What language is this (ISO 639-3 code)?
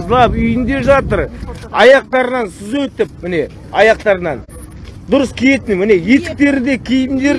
tur